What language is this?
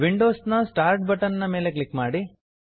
Kannada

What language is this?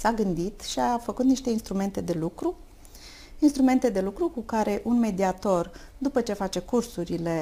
Romanian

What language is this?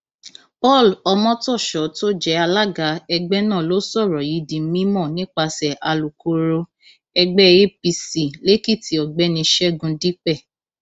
Yoruba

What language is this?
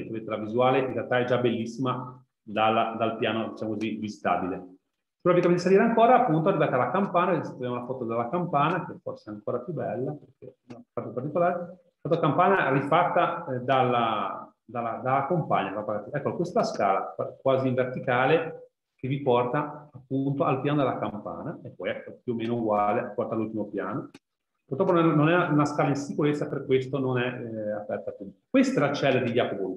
Italian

